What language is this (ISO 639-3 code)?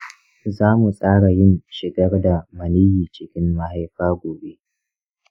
hau